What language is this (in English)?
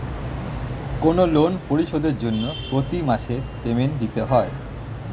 Bangla